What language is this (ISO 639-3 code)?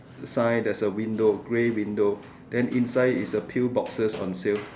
eng